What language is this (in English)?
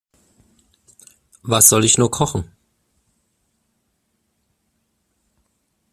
German